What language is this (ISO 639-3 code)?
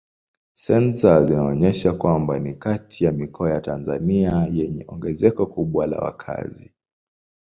swa